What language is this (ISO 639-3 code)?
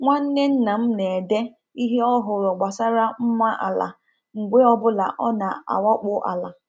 ibo